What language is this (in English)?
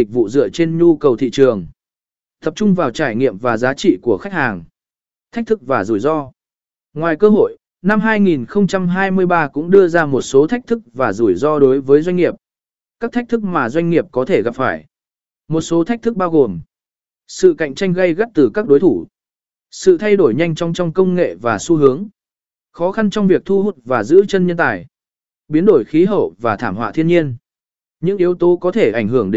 Vietnamese